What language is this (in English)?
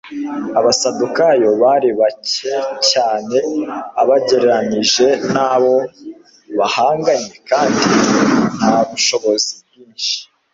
Kinyarwanda